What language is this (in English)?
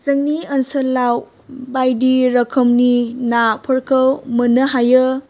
Bodo